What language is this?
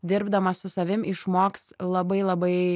Lithuanian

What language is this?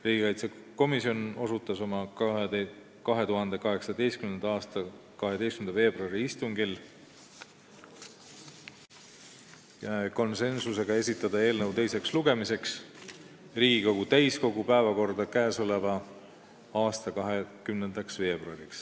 Estonian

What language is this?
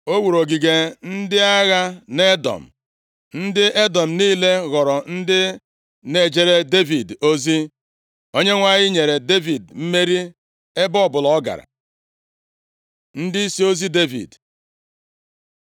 Igbo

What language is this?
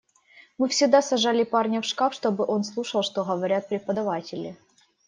Russian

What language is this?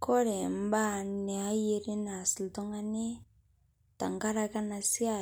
Masai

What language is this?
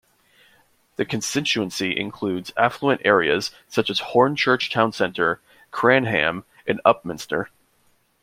English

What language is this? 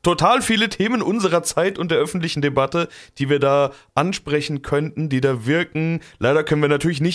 German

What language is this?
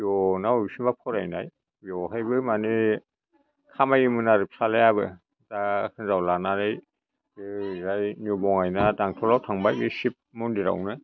Bodo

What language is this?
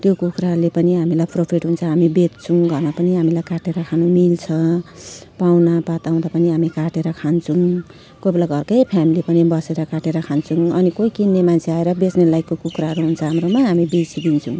Nepali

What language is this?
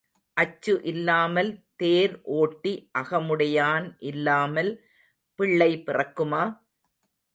Tamil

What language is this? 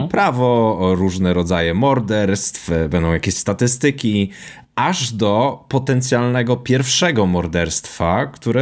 Polish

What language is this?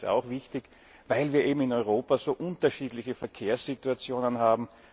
German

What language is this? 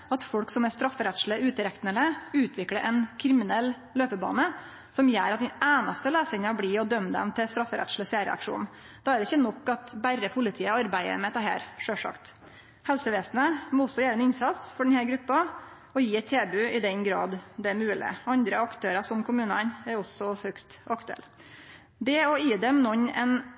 Norwegian Nynorsk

